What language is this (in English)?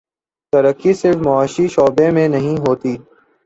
Urdu